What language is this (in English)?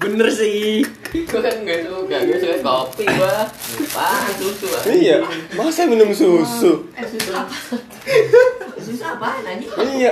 Indonesian